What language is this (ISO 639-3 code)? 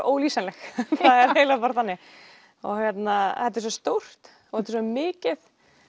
isl